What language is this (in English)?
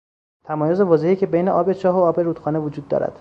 Persian